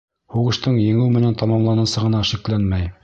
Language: Bashkir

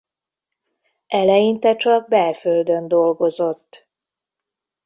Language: Hungarian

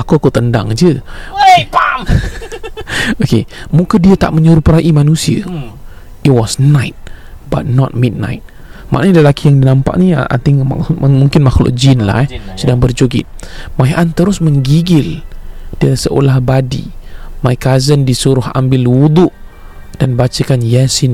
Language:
Malay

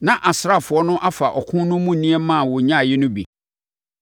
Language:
Akan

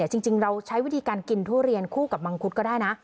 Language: Thai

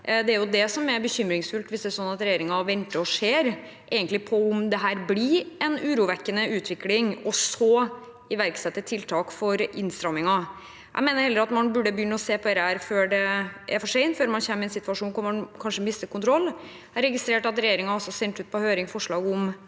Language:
Norwegian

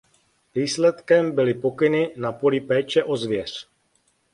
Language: Czech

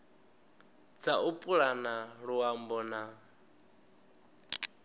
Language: Venda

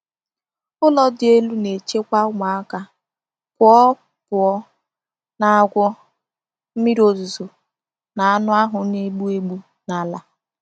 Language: Igbo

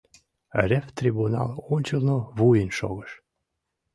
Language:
Mari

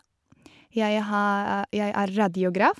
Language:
Norwegian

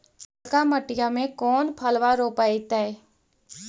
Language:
Magahi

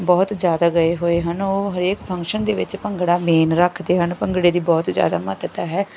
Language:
Punjabi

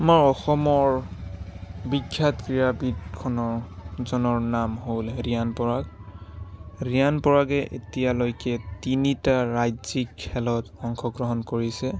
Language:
Assamese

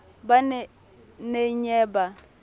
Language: Southern Sotho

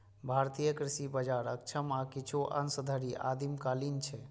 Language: Maithili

